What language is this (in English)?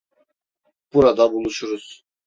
Turkish